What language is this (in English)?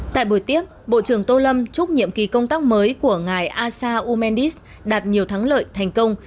Vietnamese